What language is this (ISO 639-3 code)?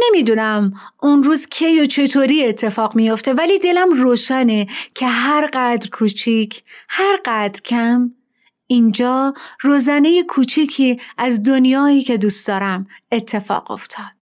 fas